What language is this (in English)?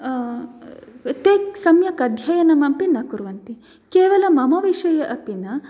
Sanskrit